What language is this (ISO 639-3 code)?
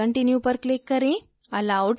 hin